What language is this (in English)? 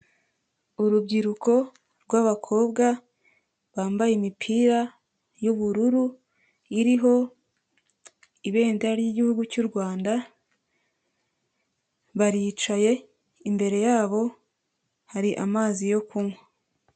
Kinyarwanda